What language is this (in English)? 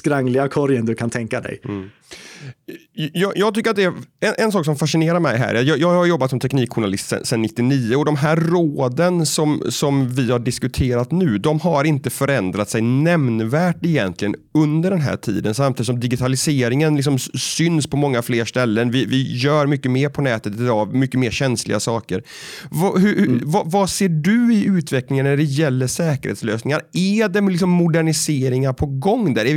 Swedish